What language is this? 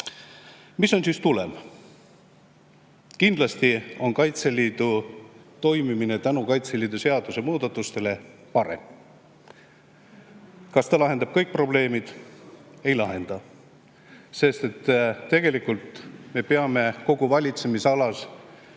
Estonian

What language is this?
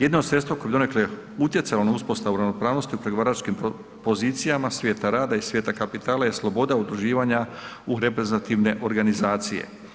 Croatian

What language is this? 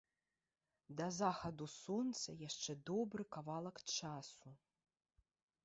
Belarusian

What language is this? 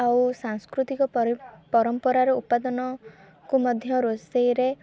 Odia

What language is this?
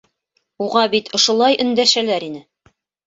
Bashkir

